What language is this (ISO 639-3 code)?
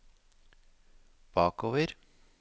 nor